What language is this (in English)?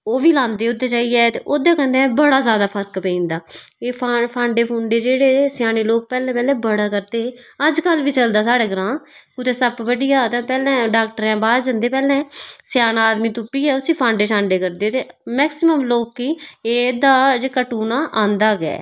Dogri